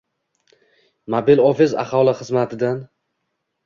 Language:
Uzbek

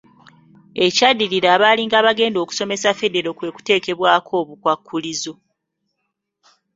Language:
Ganda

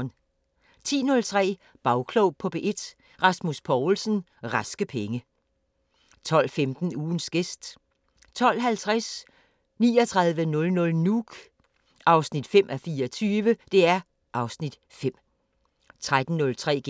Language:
Danish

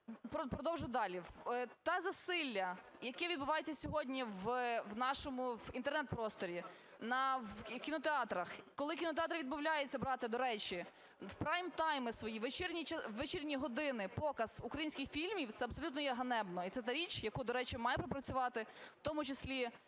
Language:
Ukrainian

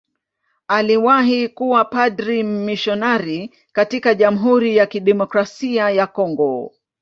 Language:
Swahili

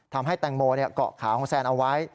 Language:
Thai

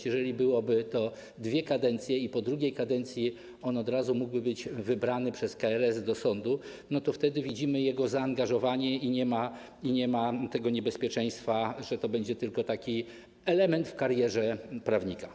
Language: Polish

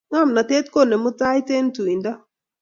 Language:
Kalenjin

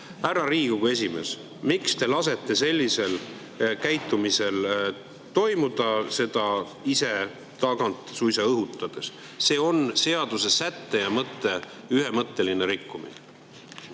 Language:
Estonian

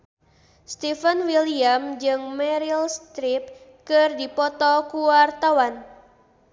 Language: Sundanese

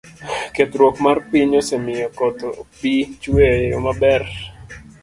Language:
Luo (Kenya and Tanzania)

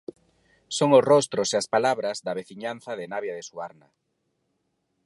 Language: Galician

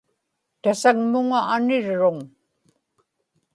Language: Inupiaq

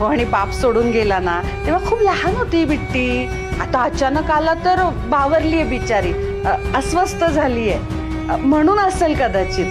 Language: Marathi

